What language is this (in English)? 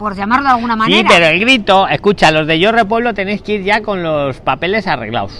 Spanish